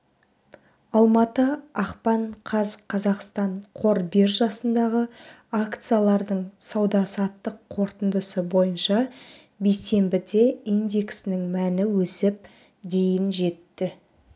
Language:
Kazakh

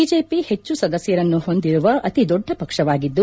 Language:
Kannada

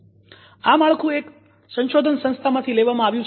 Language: Gujarati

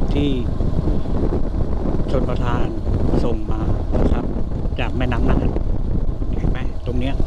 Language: Thai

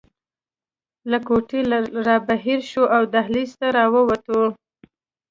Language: Pashto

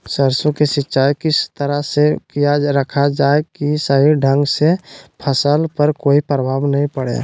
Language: Magahi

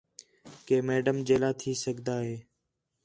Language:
Khetrani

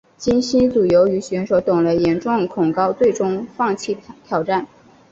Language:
Chinese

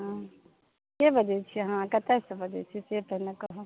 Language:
Maithili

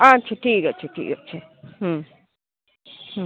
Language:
Bangla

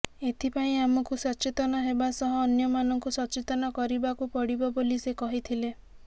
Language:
Odia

